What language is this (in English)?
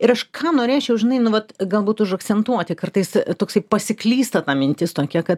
Lithuanian